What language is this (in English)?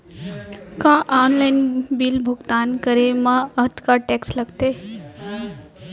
Chhattisgarhi